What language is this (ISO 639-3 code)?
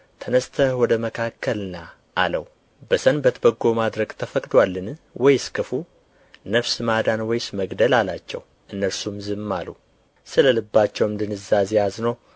amh